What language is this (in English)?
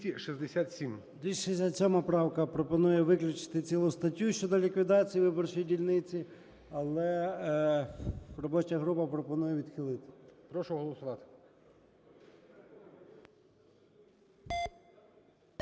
Ukrainian